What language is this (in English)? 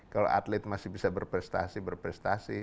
Indonesian